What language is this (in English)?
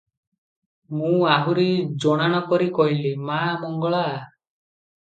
Odia